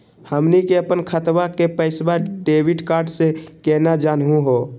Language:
Magahi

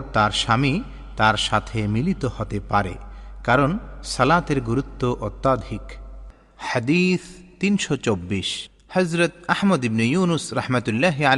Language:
Bangla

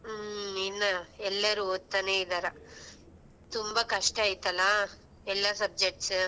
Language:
Kannada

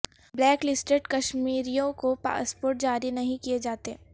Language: Urdu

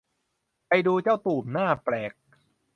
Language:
Thai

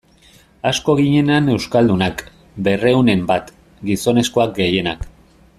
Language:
Basque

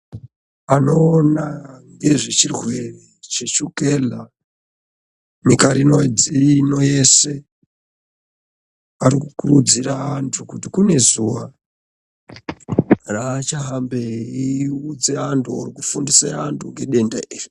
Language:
Ndau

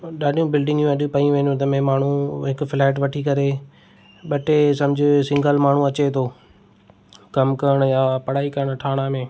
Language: Sindhi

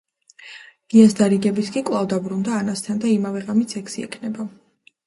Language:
Georgian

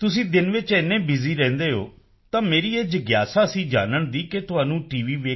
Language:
Punjabi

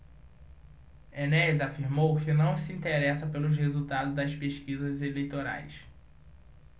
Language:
Portuguese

